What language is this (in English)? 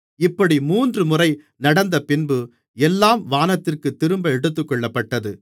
Tamil